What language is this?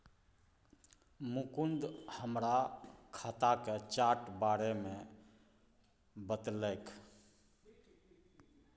Maithili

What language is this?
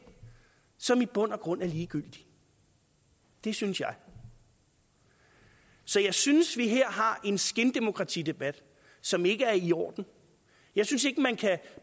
Danish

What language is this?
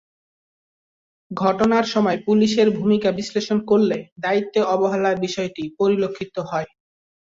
Bangla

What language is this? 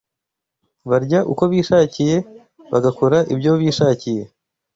Kinyarwanda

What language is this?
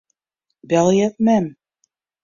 Western Frisian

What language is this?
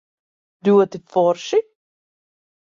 Latvian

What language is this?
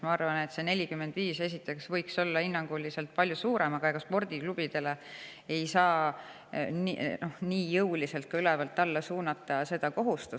Estonian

